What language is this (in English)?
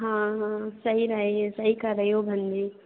Hindi